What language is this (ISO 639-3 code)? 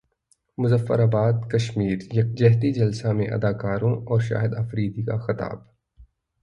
urd